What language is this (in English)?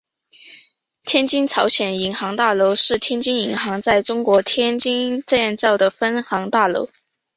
Chinese